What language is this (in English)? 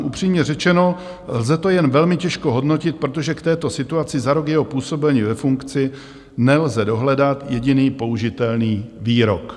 Czech